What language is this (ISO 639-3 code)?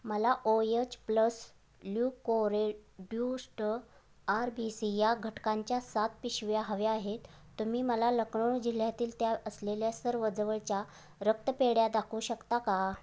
mar